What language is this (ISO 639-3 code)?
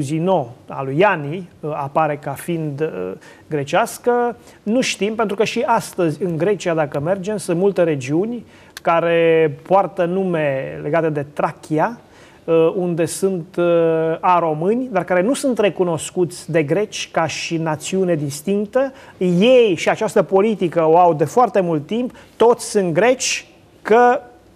ron